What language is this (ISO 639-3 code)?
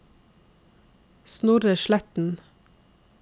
nor